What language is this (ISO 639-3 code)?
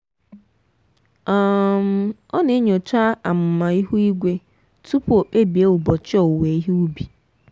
ibo